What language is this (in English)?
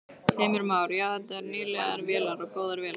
Icelandic